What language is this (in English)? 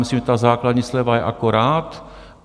Czech